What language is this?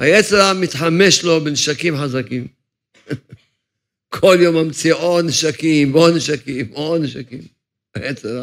Hebrew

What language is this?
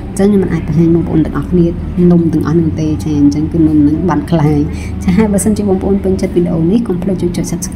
Thai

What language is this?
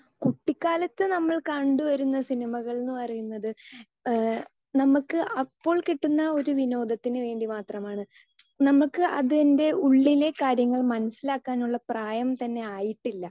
Malayalam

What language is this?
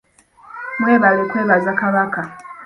Ganda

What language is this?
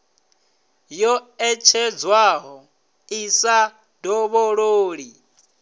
Venda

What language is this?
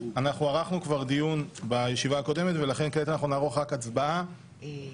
Hebrew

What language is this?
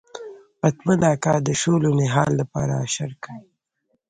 Pashto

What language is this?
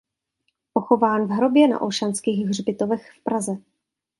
Czech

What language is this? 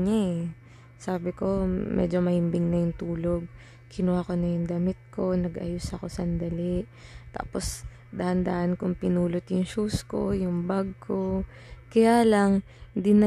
Filipino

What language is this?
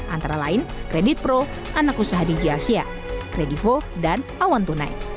Indonesian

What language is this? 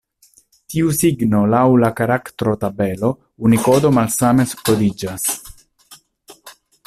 Esperanto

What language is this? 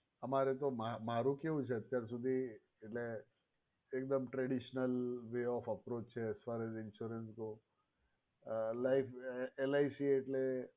Gujarati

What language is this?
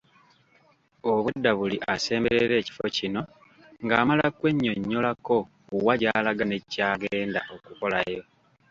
Ganda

